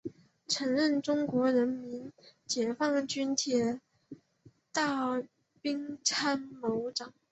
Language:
Chinese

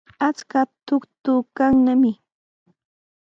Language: Sihuas Ancash Quechua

